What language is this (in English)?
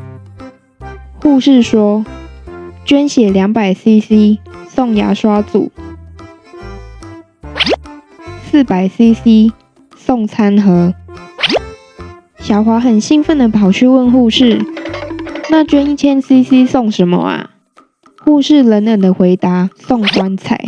Chinese